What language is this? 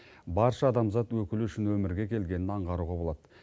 Kazakh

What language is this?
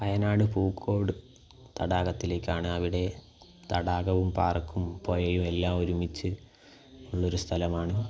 Malayalam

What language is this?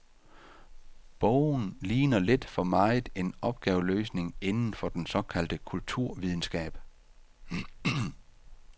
Danish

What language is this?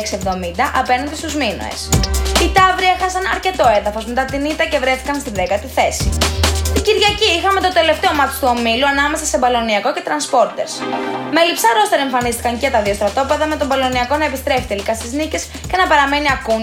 Greek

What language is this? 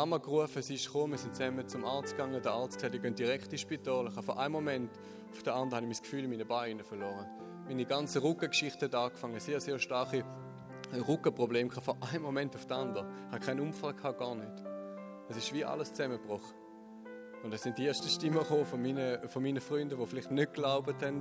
German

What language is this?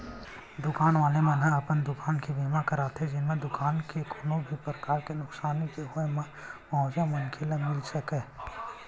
Chhattisgarhi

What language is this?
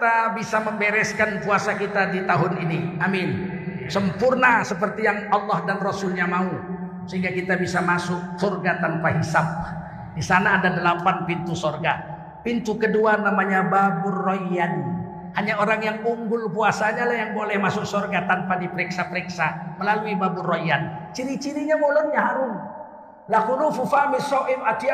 Indonesian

